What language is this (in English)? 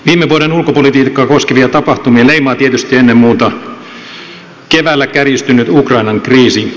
Finnish